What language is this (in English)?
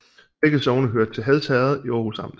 Danish